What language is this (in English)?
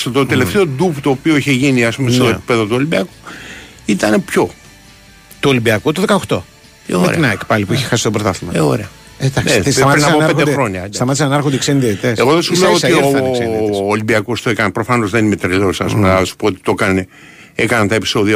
Greek